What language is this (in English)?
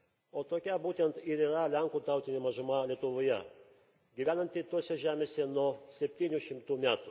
Lithuanian